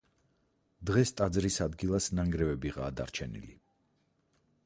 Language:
Georgian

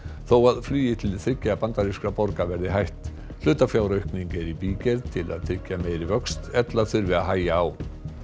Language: Icelandic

